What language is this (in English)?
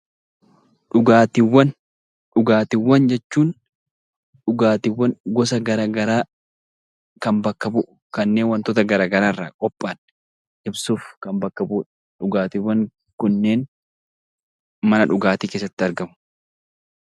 Oromo